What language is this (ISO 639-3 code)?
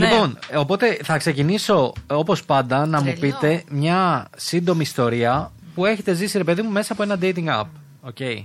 ell